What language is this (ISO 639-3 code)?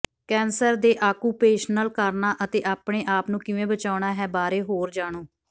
pan